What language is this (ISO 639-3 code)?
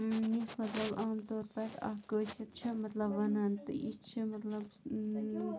kas